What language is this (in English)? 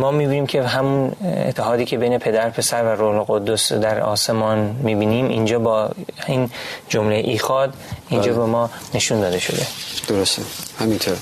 Persian